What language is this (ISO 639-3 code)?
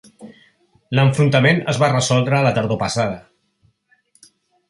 cat